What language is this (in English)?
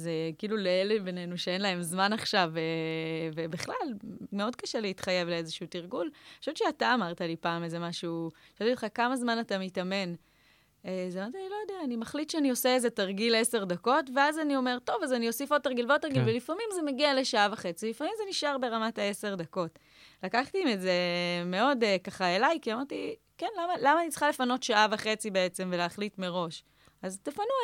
Hebrew